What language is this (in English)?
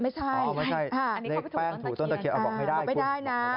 Thai